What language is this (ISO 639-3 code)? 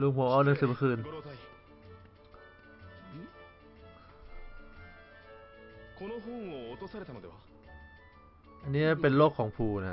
tha